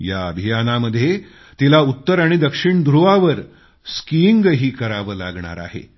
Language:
Marathi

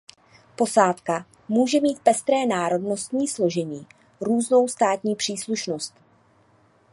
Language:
Czech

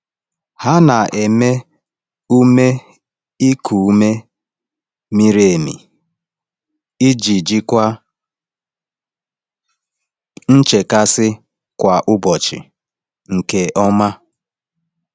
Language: Igbo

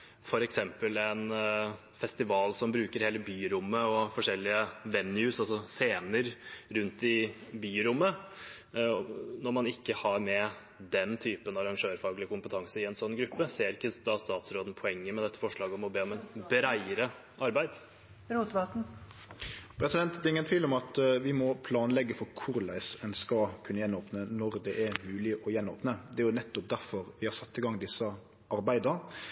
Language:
Norwegian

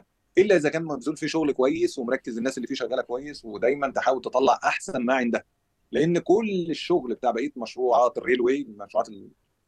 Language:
Arabic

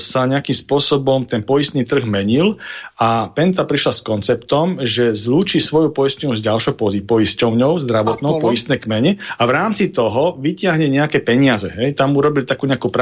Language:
Slovak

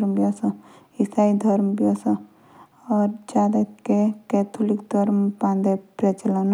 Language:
Jaunsari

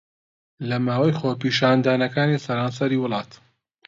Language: Central Kurdish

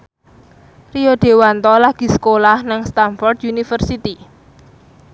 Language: Javanese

